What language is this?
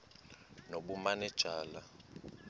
Xhosa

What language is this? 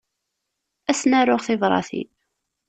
Kabyle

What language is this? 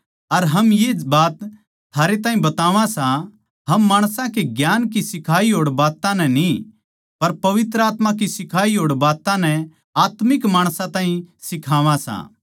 Haryanvi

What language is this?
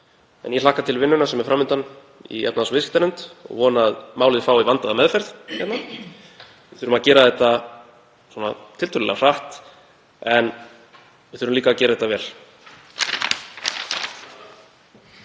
Icelandic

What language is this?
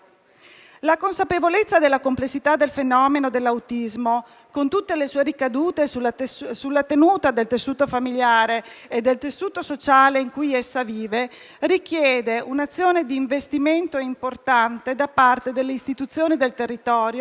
Italian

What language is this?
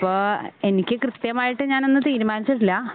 Malayalam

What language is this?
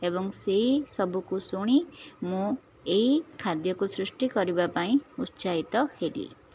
Odia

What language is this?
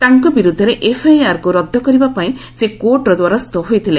Odia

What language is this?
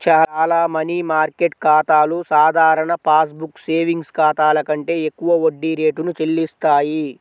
Telugu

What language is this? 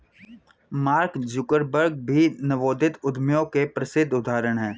Hindi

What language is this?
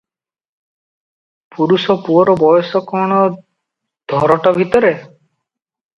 Odia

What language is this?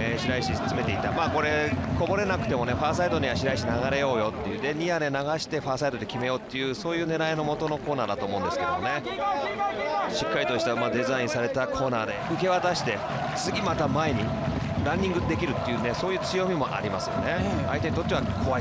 Japanese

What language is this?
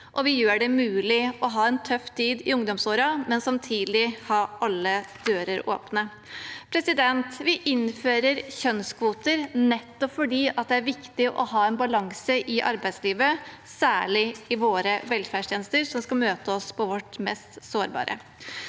Norwegian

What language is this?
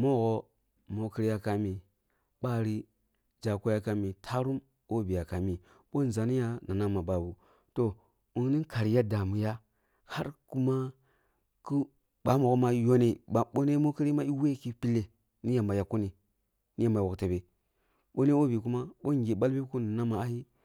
Kulung (Nigeria)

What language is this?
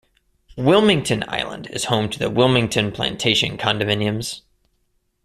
English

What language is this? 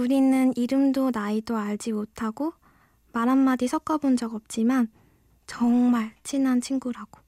Korean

